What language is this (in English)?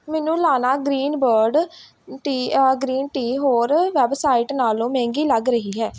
Punjabi